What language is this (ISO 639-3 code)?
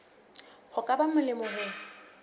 sot